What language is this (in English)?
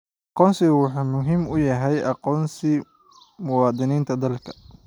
Somali